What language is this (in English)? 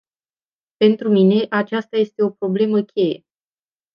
Romanian